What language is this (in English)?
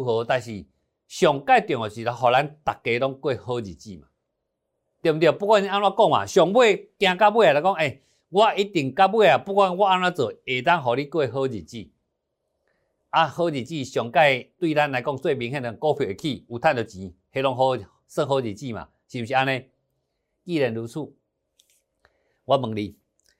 Chinese